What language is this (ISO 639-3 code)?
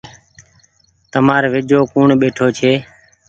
gig